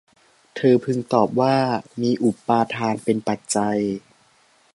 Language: Thai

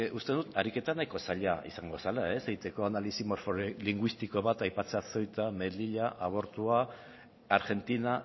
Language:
Basque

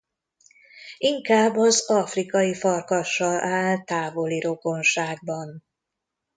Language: Hungarian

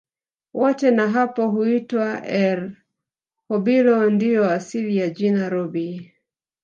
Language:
Swahili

